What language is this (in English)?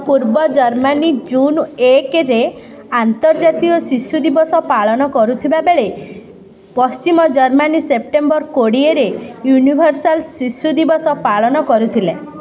Odia